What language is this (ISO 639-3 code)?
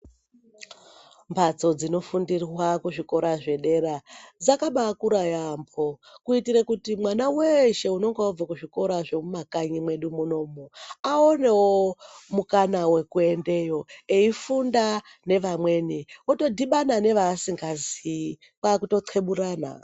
ndc